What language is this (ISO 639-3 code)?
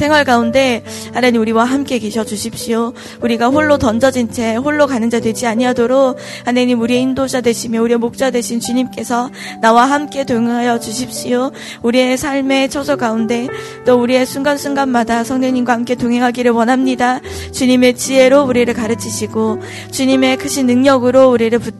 kor